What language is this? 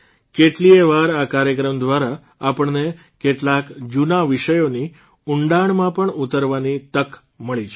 Gujarati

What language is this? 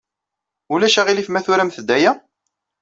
Kabyle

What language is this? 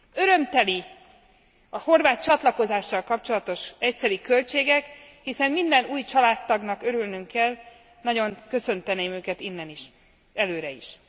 Hungarian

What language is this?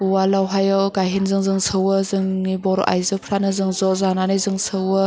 Bodo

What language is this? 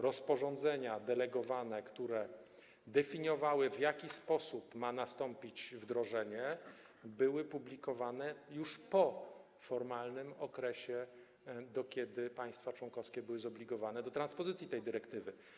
Polish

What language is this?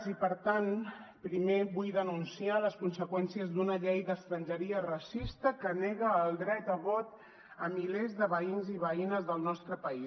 Catalan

